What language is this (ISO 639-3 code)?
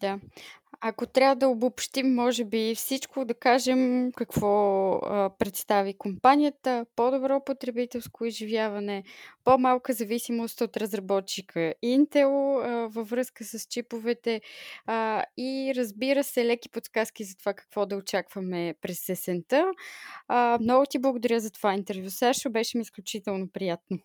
bul